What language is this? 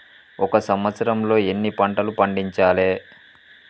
Telugu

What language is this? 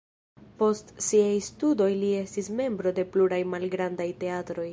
Esperanto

